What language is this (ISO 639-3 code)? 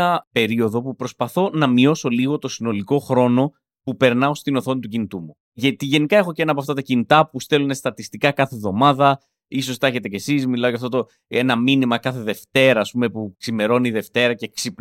ell